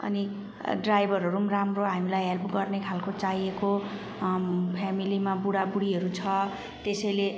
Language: Nepali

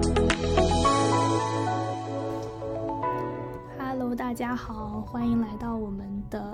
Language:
Chinese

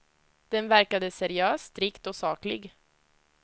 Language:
Swedish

